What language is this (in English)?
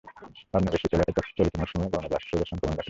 Bangla